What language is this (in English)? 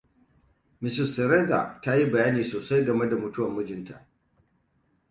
Hausa